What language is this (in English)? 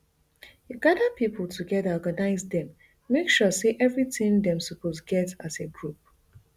Nigerian Pidgin